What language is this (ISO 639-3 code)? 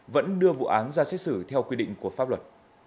vie